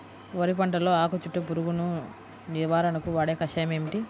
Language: Telugu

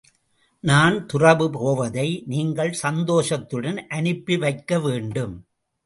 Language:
Tamil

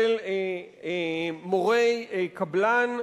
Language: Hebrew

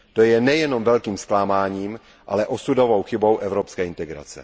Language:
Czech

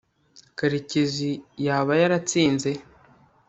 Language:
Kinyarwanda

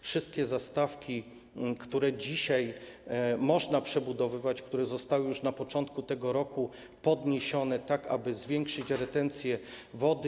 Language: Polish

